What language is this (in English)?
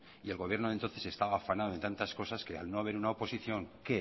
Spanish